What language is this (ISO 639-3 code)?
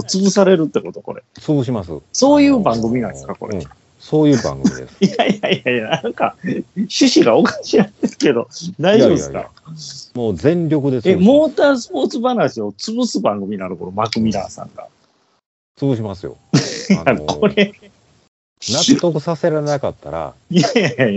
jpn